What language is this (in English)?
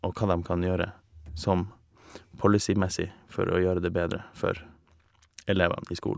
Norwegian